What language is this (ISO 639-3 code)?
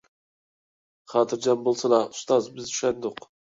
uig